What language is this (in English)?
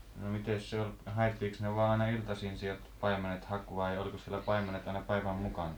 Finnish